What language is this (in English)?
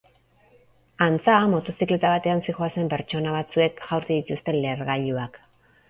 Basque